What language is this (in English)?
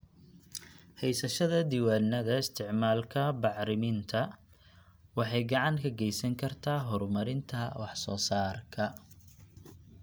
Somali